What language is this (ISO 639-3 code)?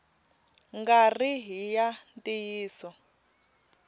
tso